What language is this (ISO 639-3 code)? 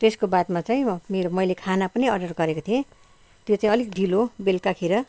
nep